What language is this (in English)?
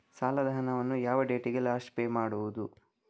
Kannada